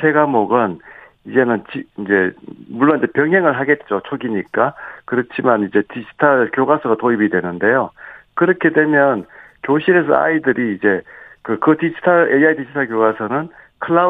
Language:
Korean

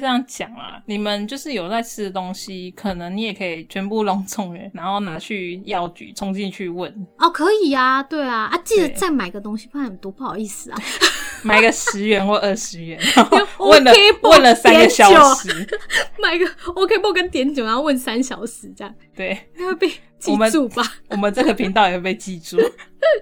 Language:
Chinese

